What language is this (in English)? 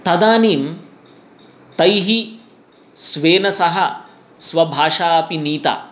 Sanskrit